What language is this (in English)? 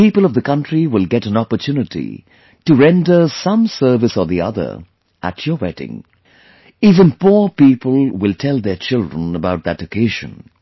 English